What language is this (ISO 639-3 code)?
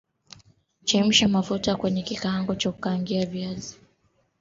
swa